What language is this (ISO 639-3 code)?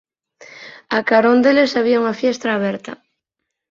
glg